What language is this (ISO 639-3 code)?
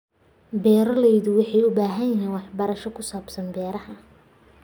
som